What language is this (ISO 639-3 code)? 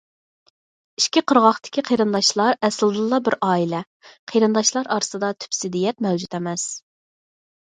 uig